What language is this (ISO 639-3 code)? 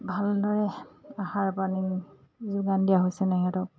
asm